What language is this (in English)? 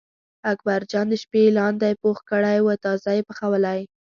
Pashto